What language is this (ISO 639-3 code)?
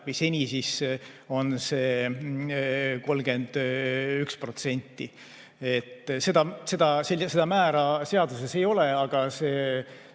est